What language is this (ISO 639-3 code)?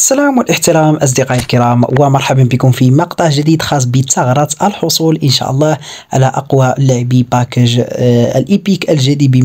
ara